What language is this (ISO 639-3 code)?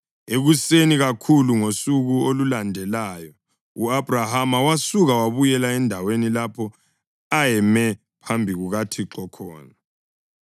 nde